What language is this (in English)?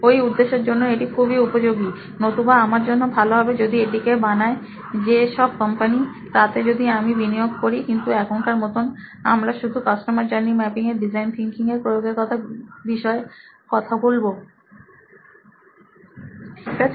Bangla